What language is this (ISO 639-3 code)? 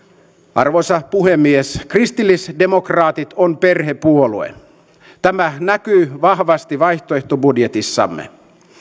fin